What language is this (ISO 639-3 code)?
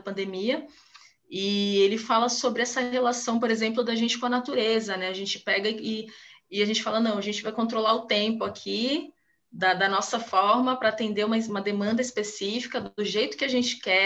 por